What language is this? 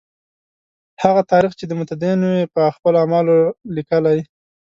Pashto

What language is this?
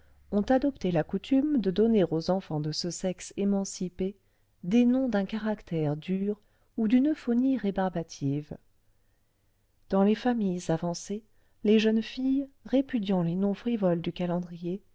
French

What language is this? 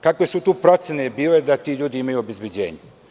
Serbian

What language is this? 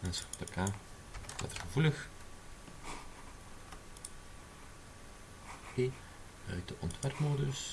Dutch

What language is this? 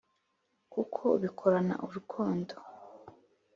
Kinyarwanda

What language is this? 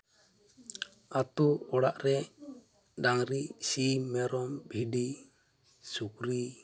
Santali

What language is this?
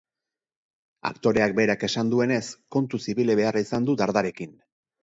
Basque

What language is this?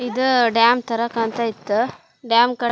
Kannada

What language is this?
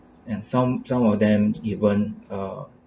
English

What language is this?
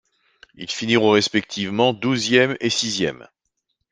French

